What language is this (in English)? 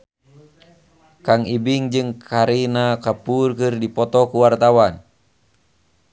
Sundanese